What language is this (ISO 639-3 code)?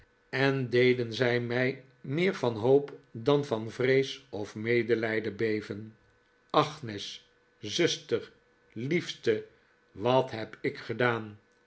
nld